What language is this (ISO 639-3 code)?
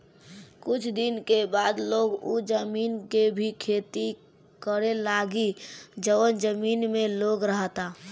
bho